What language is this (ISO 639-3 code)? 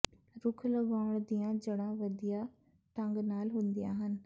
pan